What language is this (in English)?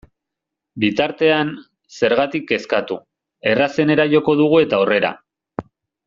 Basque